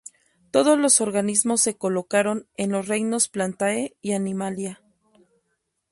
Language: Spanish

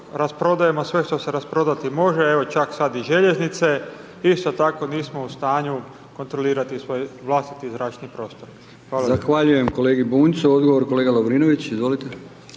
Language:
Croatian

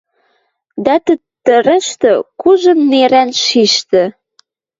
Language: Western Mari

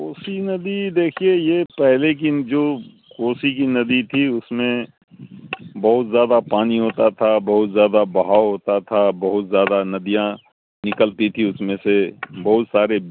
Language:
Urdu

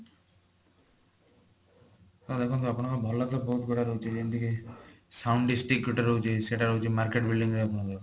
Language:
Odia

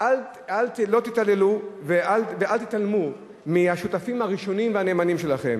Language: Hebrew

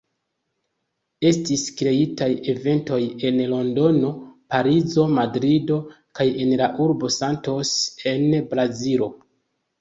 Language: Esperanto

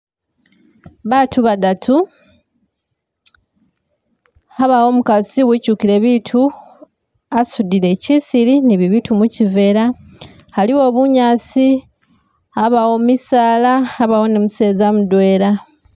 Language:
Masaaba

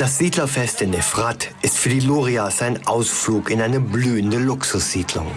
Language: German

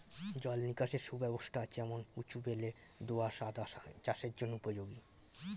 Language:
Bangla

